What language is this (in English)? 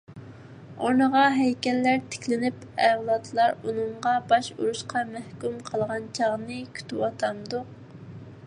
Uyghur